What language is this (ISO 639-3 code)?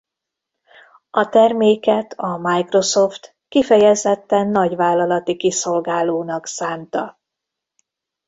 hun